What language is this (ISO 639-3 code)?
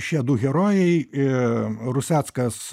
lit